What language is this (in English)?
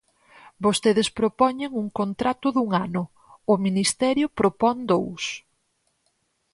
Galician